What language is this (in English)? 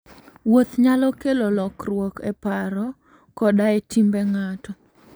Luo (Kenya and Tanzania)